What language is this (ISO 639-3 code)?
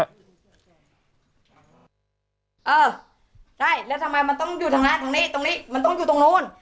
tha